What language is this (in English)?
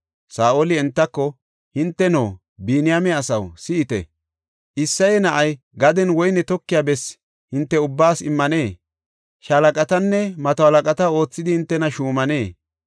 Gofa